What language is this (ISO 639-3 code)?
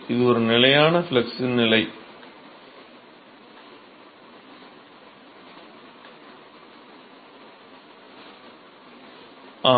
tam